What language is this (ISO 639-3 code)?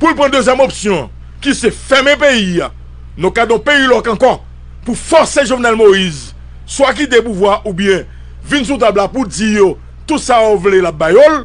fra